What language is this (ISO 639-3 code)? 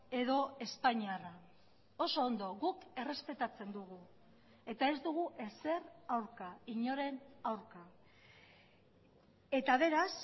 eus